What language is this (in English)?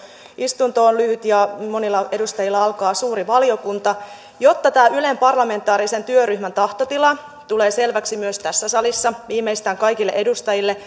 Finnish